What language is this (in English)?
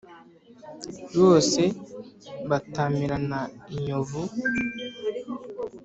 Kinyarwanda